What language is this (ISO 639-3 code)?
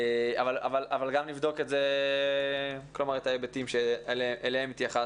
heb